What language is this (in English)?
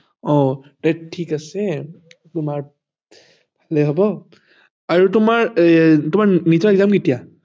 Assamese